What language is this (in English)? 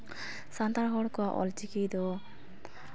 Santali